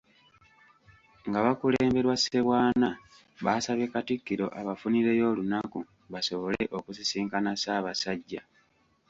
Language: Ganda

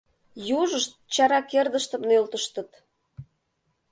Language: Mari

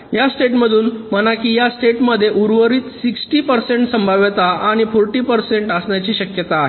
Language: Marathi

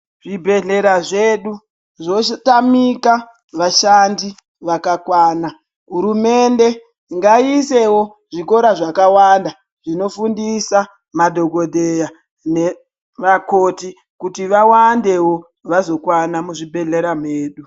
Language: Ndau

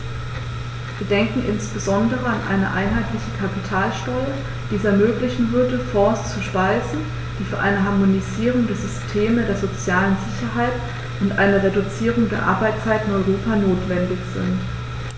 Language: German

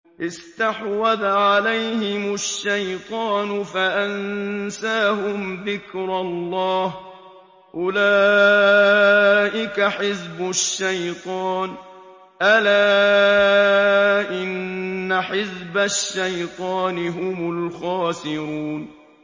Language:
Arabic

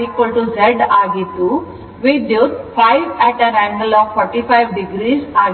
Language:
Kannada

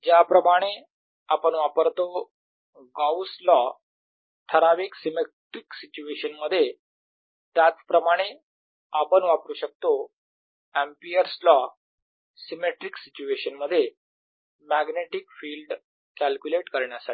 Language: Marathi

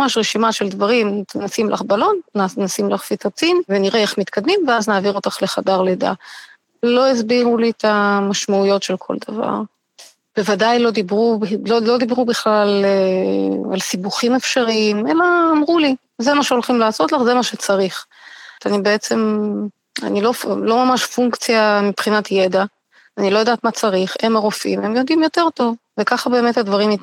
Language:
Hebrew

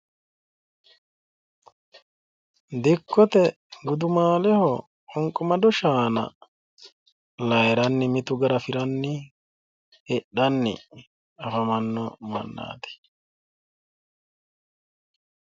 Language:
Sidamo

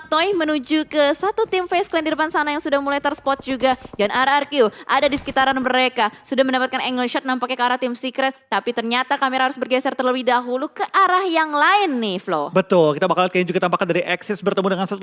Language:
Indonesian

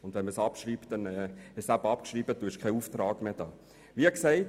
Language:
Swiss German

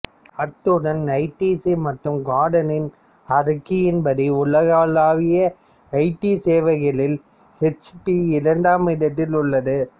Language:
Tamil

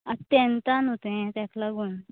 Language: Konkani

